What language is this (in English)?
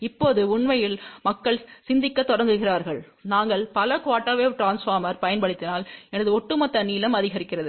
Tamil